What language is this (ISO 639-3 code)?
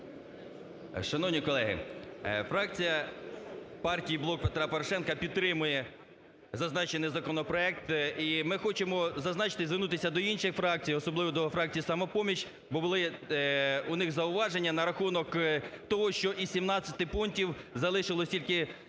ukr